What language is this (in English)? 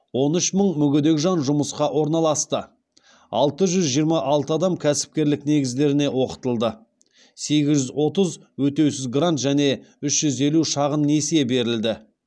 Kazakh